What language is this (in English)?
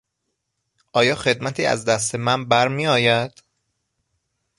Persian